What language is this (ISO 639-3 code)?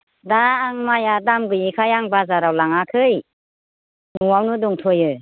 brx